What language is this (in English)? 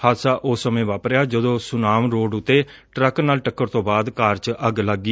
Punjabi